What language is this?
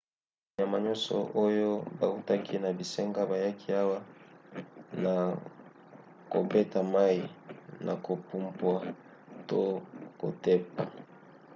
Lingala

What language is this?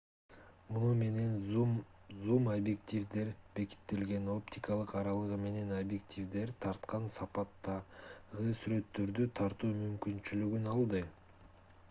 Kyrgyz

